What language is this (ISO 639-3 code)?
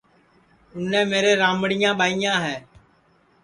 ssi